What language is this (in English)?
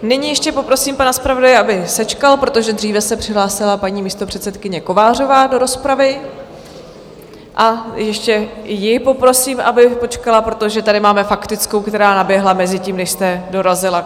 Czech